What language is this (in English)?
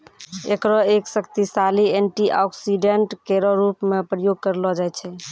Maithili